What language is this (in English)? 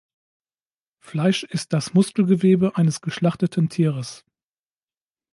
German